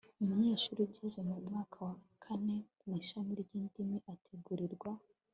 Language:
Kinyarwanda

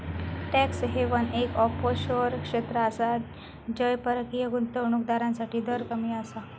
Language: Marathi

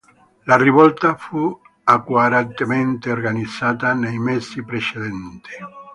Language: Italian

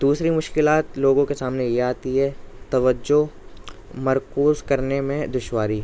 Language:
Urdu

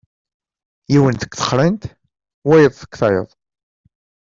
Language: Kabyle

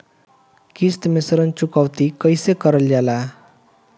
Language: Bhojpuri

